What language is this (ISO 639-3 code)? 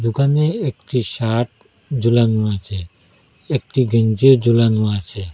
ben